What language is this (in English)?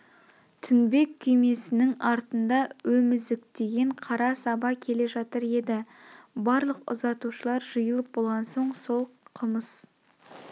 Kazakh